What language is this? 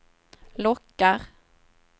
Swedish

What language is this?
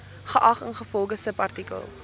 Afrikaans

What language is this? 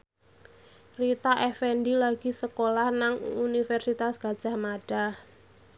Javanese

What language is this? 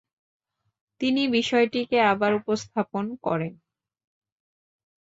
Bangla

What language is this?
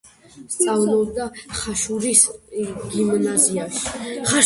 Georgian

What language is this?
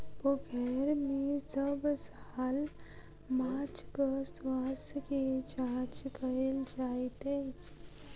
Maithili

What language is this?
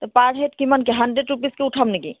Assamese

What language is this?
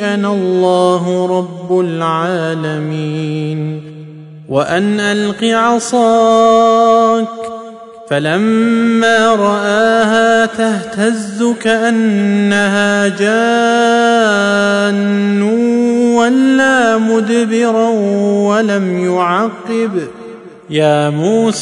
Arabic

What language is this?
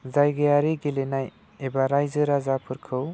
Bodo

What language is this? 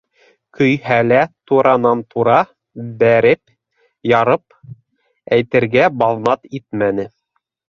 Bashkir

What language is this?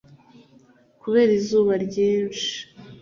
Kinyarwanda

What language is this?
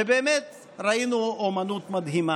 Hebrew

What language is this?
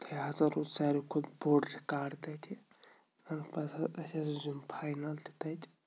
Kashmiri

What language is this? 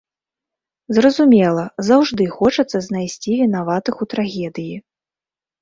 Belarusian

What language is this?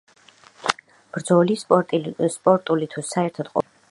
Georgian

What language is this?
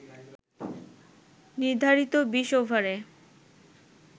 Bangla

